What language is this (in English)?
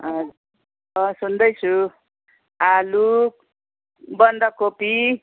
Nepali